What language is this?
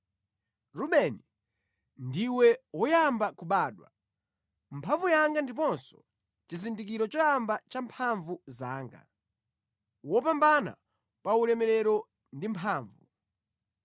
Nyanja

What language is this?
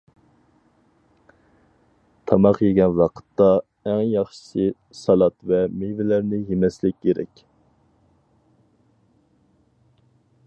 Uyghur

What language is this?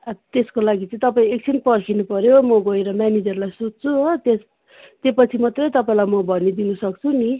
Nepali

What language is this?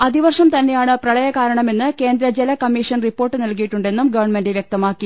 Malayalam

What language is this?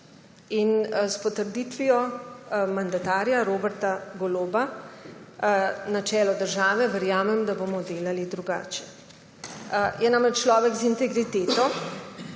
Slovenian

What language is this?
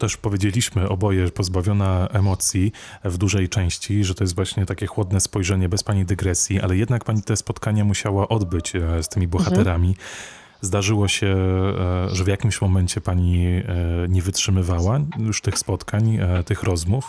Polish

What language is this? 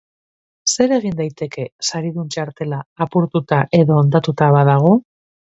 Basque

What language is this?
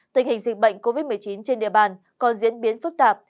Vietnamese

